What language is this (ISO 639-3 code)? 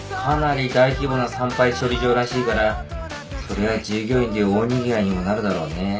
jpn